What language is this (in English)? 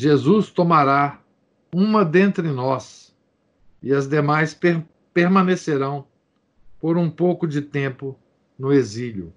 Portuguese